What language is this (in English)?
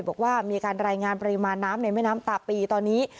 Thai